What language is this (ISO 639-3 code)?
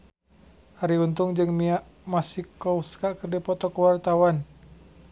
sun